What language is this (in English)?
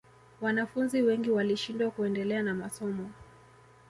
Swahili